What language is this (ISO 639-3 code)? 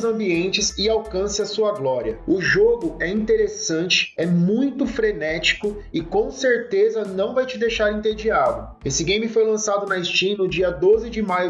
por